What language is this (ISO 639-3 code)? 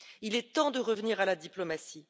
fra